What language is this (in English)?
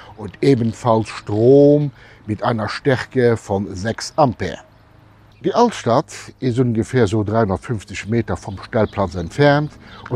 German